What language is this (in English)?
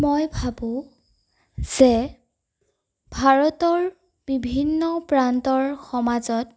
Assamese